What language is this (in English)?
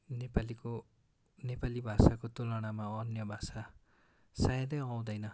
Nepali